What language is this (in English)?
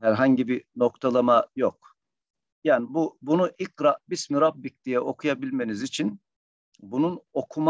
Turkish